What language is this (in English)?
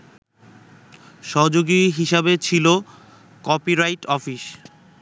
Bangla